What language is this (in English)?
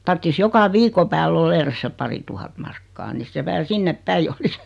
Finnish